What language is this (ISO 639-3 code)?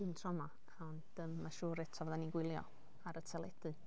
cym